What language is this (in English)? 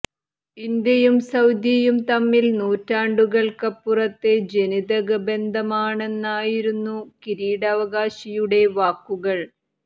Malayalam